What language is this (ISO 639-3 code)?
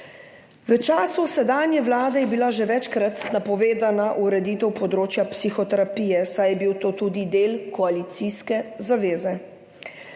slv